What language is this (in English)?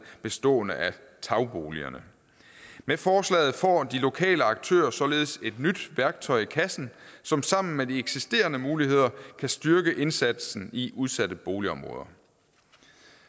Danish